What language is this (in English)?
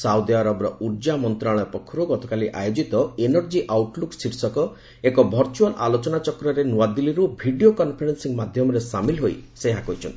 Odia